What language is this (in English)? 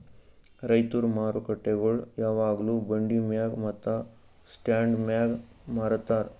Kannada